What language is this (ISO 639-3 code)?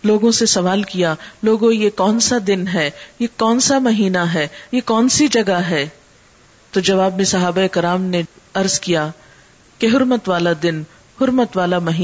urd